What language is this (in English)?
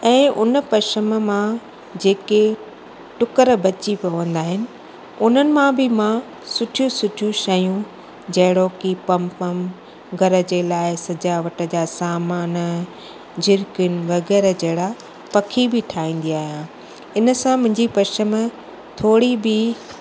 Sindhi